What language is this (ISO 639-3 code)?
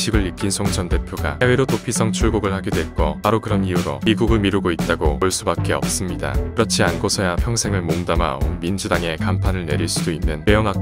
kor